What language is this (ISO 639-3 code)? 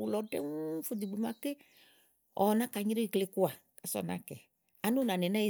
ahl